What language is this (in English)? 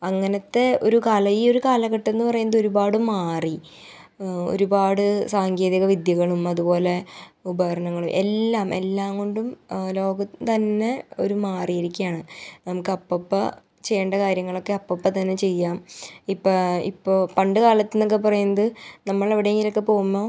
Malayalam